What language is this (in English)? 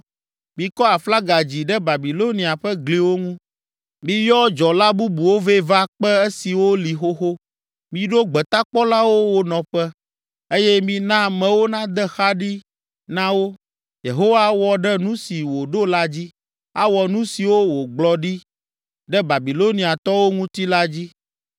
Ewe